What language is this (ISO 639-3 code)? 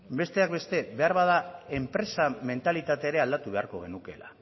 eus